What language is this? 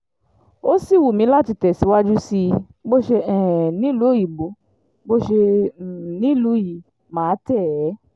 Yoruba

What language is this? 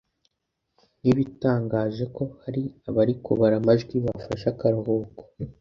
Kinyarwanda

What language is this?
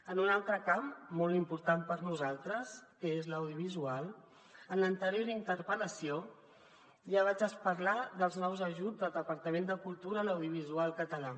Catalan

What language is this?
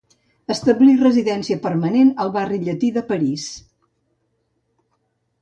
Catalan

